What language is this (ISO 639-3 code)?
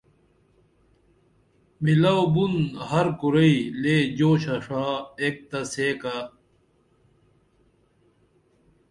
dml